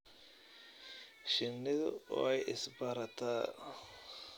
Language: Somali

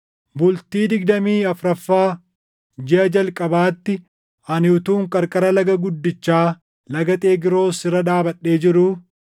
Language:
Oromo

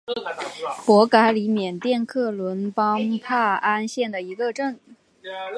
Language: Chinese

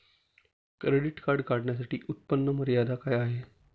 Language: Marathi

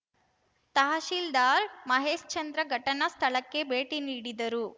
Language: Kannada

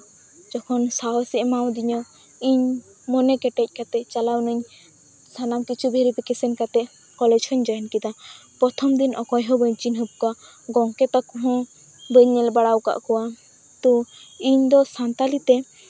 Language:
Santali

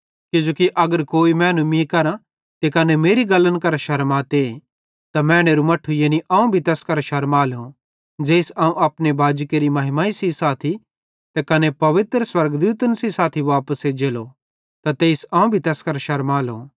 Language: Bhadrawahi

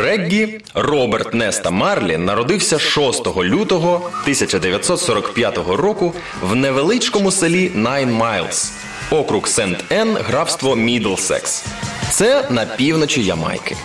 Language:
Ukrainian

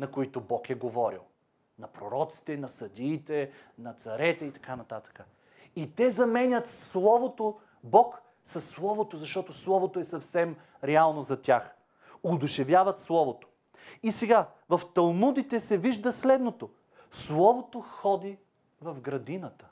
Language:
Bulgarian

